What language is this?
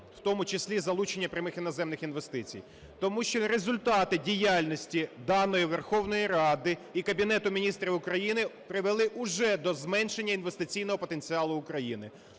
Ukrainian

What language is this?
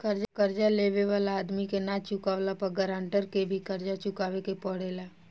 Bhojpuri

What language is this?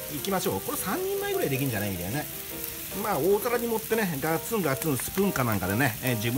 Japanese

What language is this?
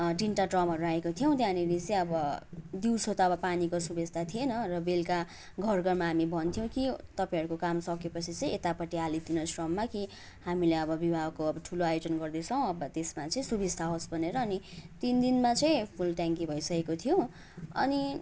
Nepali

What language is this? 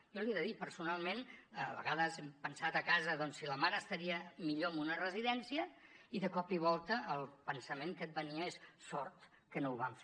Catalan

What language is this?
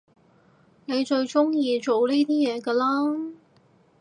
Cantonese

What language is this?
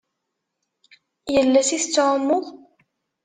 Kabyle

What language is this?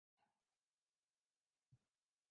Urdu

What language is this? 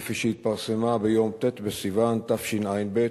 Hebrew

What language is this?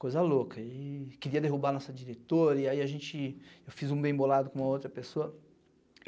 Portuguese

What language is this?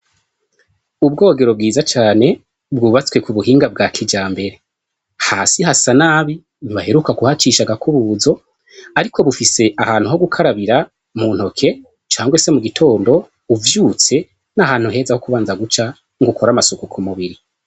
Rundi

